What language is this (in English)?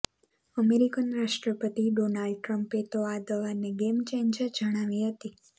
Gujarati